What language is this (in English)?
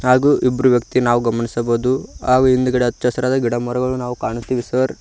Kannada